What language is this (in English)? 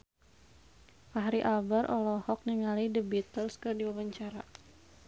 Sundanese